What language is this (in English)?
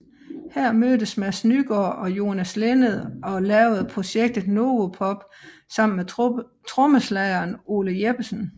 Danish